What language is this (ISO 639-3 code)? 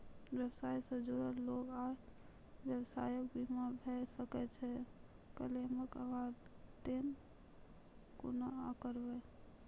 mai